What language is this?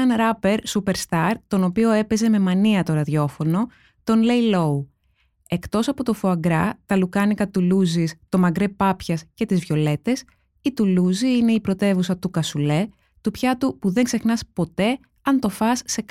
Greek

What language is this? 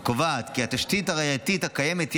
Hebrew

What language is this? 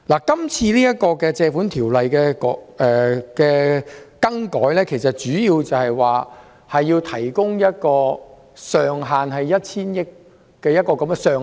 Cantonese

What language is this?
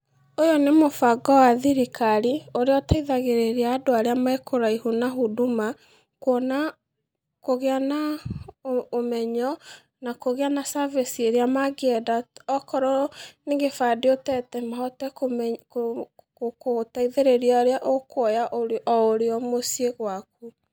Kikuyu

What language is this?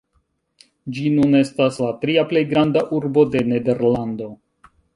Esperanto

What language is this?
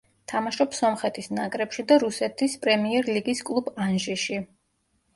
Georgian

